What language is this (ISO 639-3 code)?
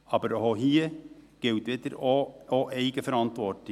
gsw